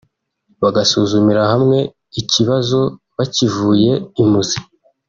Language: Kinyarwanda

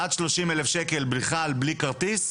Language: Hebrew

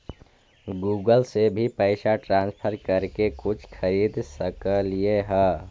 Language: Magahi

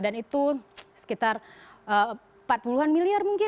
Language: Indonesian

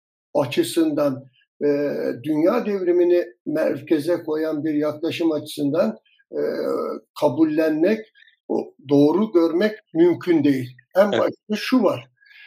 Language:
Turkish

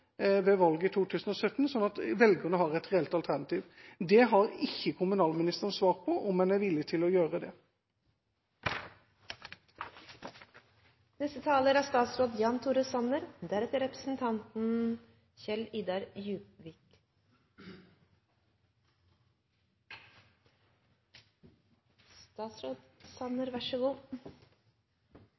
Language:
Norwegian Bokmål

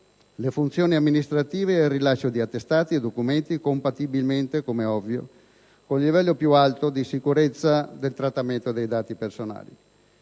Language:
Italian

